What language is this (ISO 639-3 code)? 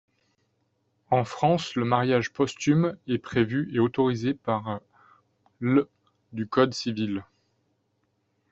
fra